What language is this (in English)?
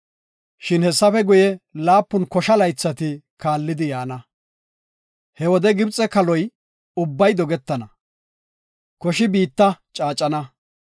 Gofa